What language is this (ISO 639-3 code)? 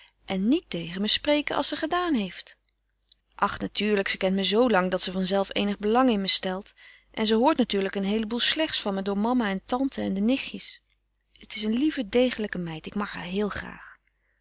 nld